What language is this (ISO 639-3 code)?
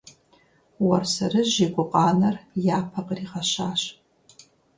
kbd